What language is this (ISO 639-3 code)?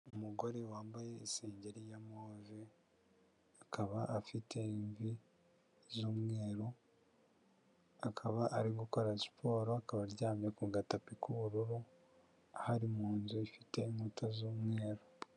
kin